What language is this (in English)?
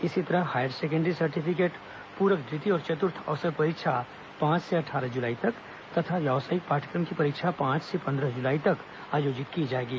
Hindi